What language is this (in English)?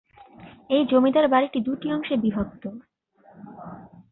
Bangla